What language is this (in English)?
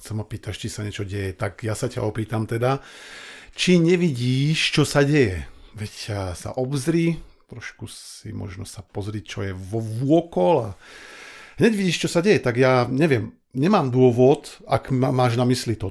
Slovak